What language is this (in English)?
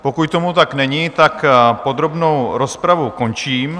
Czech